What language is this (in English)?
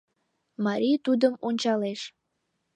Mari